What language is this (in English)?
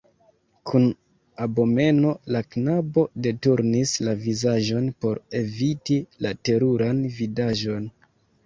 Esperanto